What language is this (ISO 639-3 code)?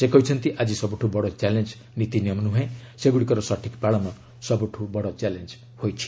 ori